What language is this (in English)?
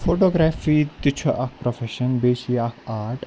Kashmiri